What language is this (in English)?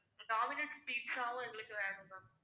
Tamil